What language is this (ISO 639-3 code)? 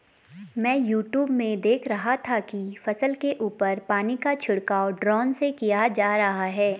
hin